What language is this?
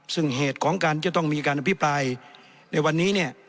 Thai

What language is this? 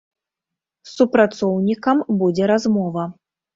Belarusian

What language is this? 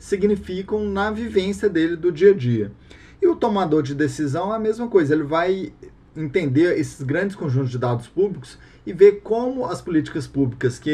Portuguese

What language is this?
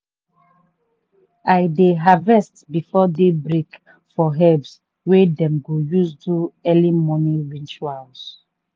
Nigerian Pidgin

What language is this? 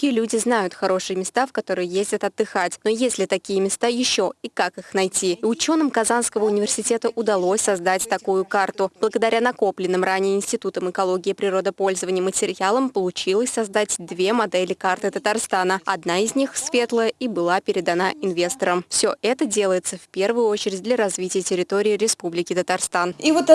Russian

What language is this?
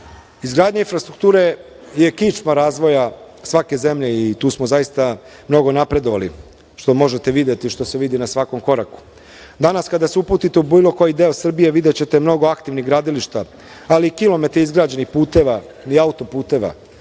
Serbian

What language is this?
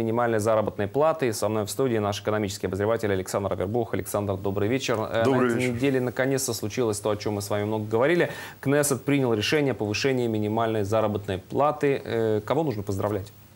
Russian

